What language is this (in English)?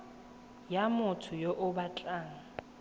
Tswana